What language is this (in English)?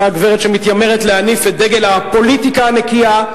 Hebrew